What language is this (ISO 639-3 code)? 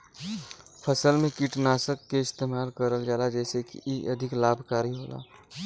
bho